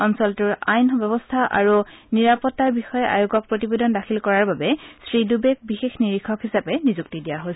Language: Assamese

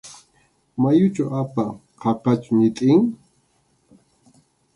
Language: Arequipa-La Unión Quechua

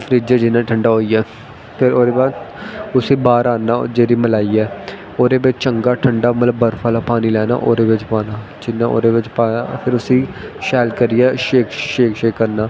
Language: Dogri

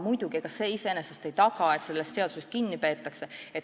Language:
Estonian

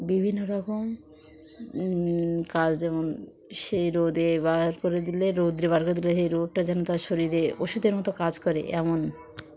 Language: Bangla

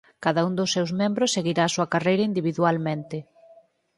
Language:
Galician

